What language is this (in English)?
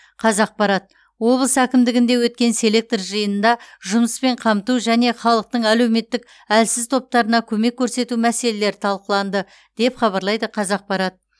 Kazakh